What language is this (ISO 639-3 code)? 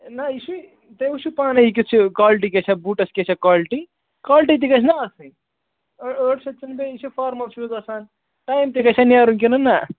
kas